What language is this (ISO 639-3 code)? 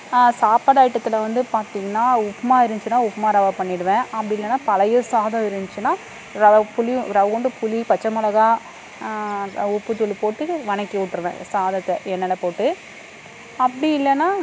tam